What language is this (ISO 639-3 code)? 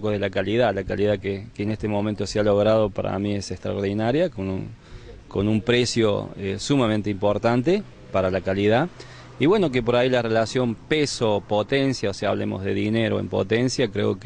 spa